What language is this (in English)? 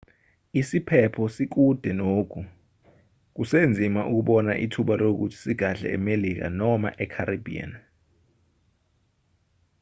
Zulu